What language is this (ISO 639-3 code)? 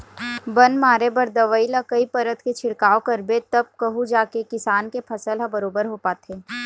hne